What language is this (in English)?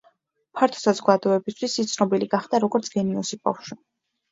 Georgian